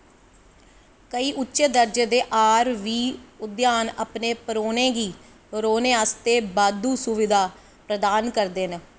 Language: Dogri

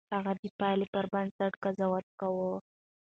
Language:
Pashto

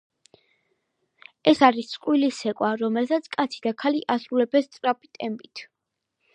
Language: Georgian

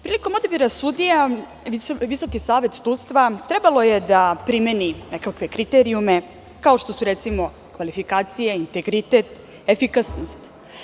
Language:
Serbian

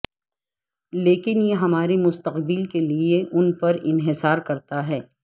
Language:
Urdu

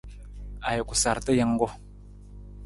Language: Nawdm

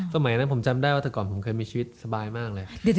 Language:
Thai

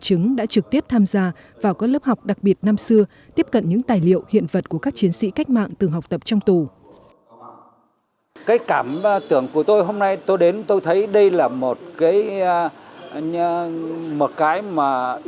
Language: Vietnamese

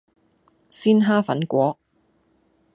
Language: Cantonese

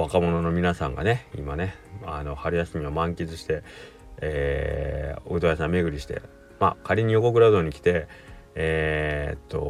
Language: Japanese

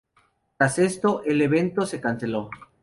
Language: Spanish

